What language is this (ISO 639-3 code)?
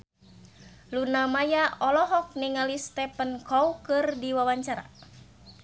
sun